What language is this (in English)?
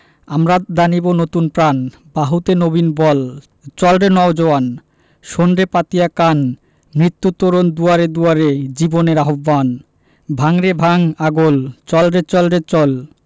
Bangla